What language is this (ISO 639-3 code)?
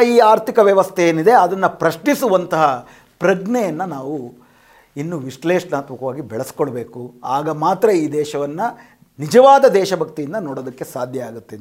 kan